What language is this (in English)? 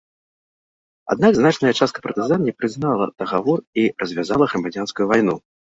Belarusian